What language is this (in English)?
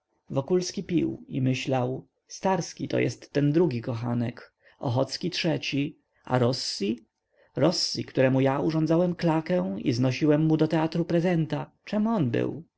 Polish